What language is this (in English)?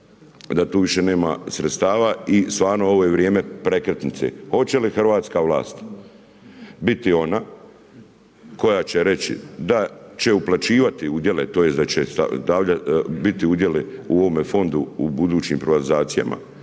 Croatian